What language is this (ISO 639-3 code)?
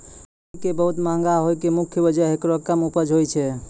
mai